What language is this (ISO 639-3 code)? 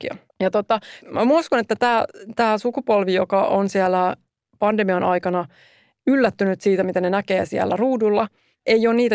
fin